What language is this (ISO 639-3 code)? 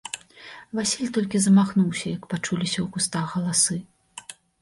bel